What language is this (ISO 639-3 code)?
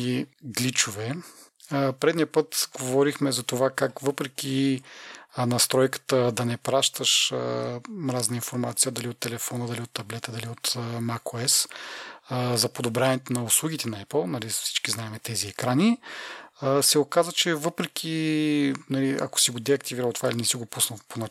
bul